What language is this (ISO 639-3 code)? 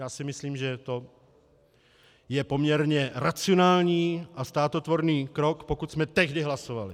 ces